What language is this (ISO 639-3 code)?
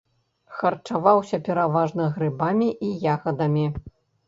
bel